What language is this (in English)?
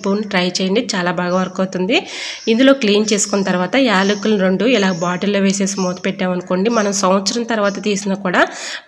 Telugu